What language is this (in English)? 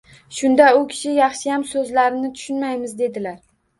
Uzbek